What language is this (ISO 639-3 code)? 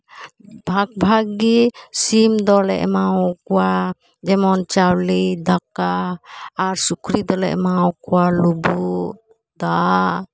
sat